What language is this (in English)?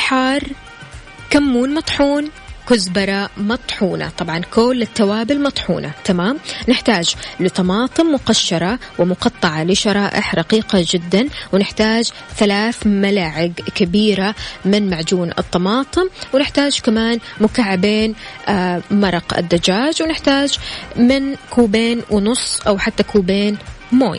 Arabic